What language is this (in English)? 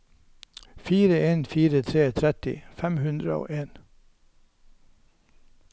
Norwegian